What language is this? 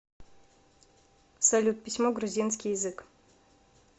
Russian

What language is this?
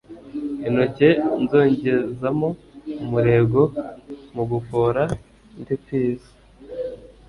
Kinyarwanda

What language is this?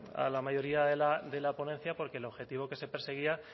Spanish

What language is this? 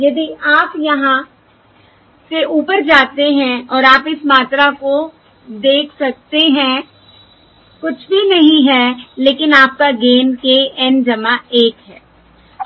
Hindi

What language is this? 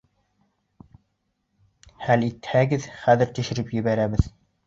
Bashkir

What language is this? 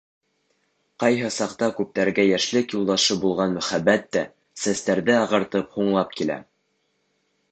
Bashkir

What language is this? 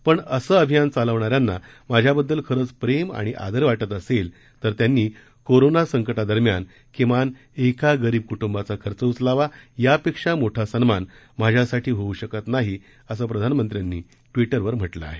Marathi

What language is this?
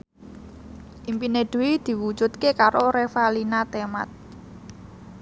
Javanese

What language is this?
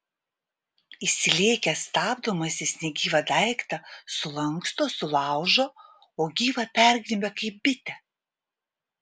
Lithuanian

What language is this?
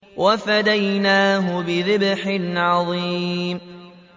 Arabic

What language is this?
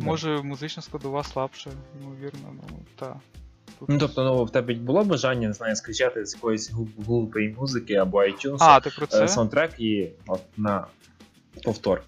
Ukrainian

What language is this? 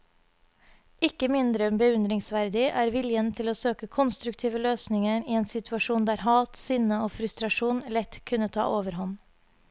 Norwegian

